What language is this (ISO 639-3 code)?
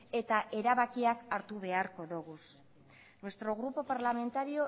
eus